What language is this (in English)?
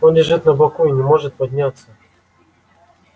Russian